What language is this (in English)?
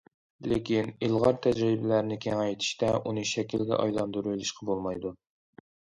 Uyghur